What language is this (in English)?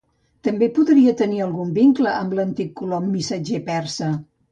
Catalan